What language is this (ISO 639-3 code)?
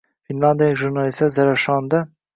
uzb